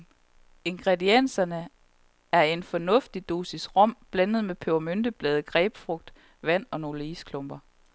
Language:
Danish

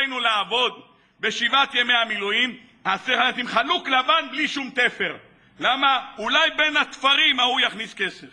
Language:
Hebrew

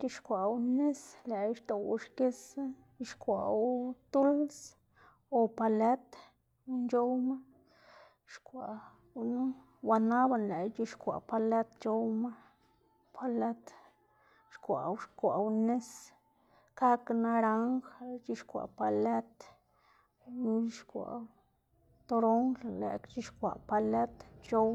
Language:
Xanaguía Zapotec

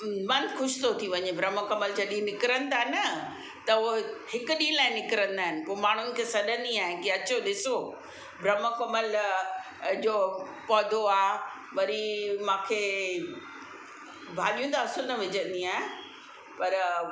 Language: Sindhi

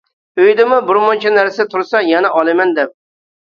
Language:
Uyghur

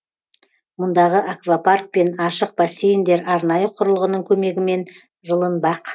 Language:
Kazakh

